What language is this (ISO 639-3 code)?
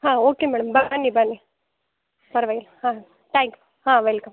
kan